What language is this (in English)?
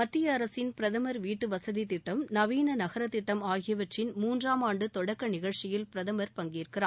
Tamil